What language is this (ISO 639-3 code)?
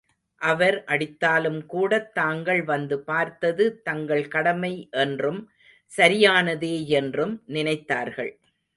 tam